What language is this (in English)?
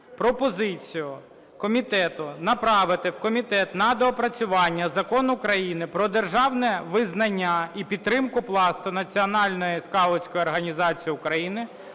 Ukrainian